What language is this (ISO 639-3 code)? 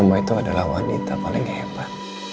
ind